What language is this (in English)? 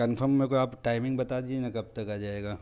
Hindi